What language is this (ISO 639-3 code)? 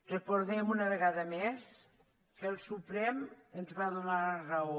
cat